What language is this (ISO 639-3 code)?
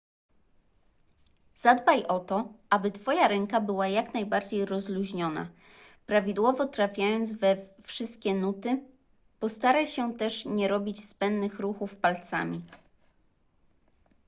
pol